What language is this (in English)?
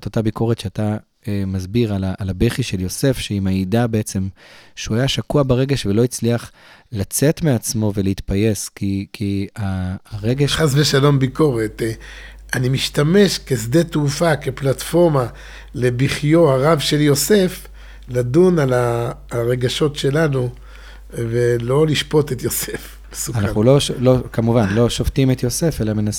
Hebrew